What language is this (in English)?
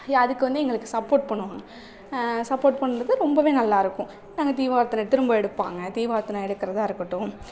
Tamil